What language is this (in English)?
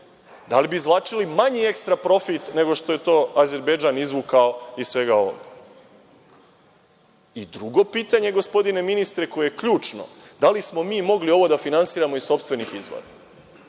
Serbian